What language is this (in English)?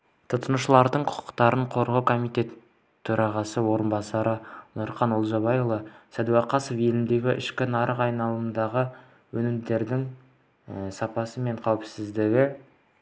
Kazakh